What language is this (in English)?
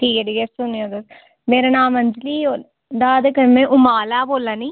Dogri